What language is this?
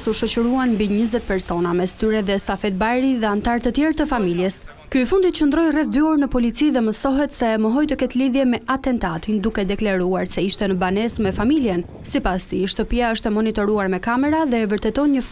Romanian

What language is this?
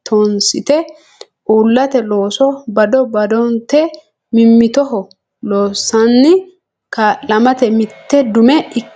Sidamo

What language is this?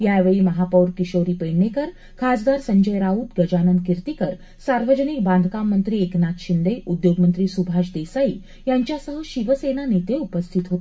Marathi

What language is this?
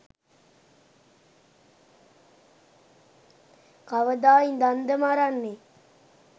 Sinhala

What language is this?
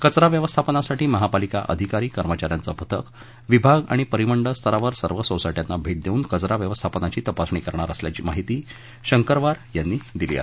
Marathi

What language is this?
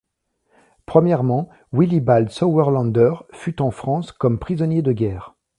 French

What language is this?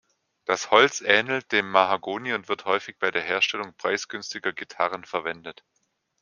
German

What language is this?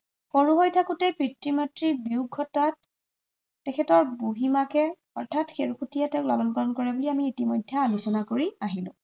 Assamese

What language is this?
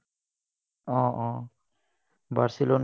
Assamese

